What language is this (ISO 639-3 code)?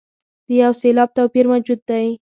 pus